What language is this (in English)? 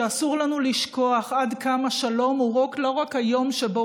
Hebrew